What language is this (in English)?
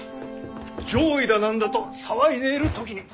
Japanese